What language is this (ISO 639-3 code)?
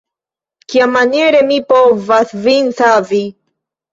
epo